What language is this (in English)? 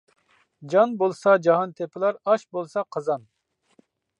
Uyghur